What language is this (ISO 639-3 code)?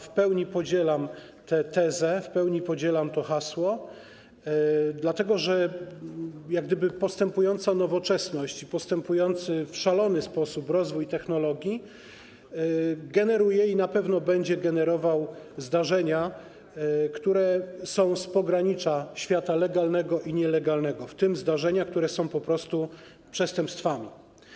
pol